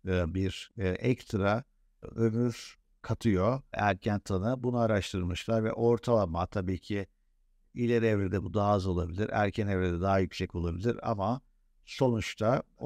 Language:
Turkish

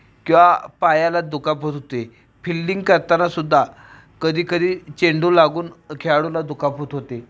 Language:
Marathi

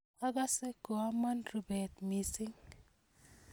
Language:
Kalenjin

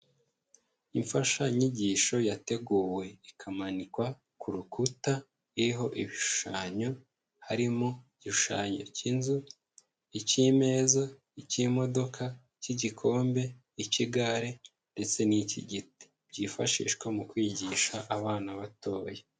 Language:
Kinyarwanda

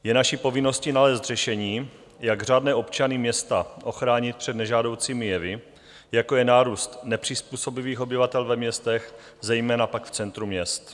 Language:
Czech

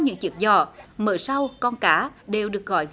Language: Vietnamese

